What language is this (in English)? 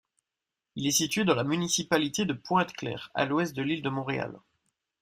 French